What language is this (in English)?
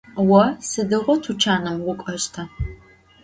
Adyghe